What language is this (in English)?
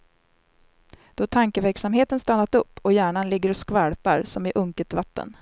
Swedish